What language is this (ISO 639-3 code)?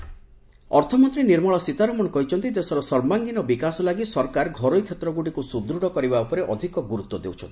ori